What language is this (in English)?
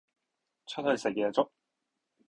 Cantonese